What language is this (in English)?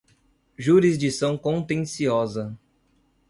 Portuguese